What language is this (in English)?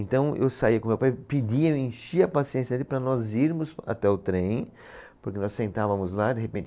Portuguese